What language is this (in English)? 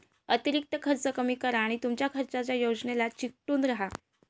Marathi